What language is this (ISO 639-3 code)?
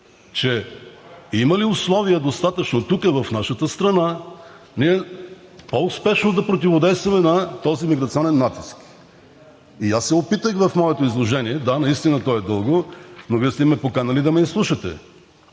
bul